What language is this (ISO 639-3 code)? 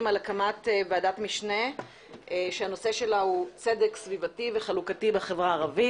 heb